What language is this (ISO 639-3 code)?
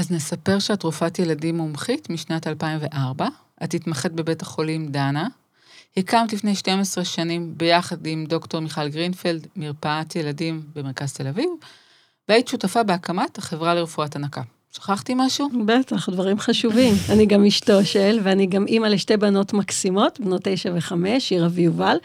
heb